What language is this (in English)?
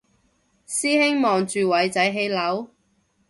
Cantonese